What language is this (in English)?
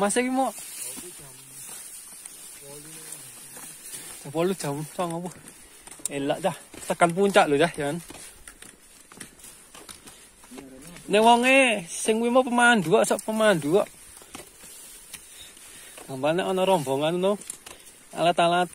Indonesian